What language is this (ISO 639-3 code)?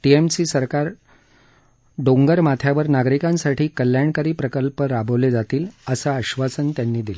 mar